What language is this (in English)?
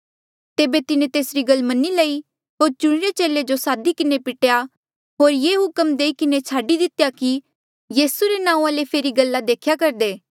Mandeali